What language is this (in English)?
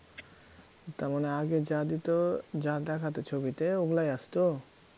Bangla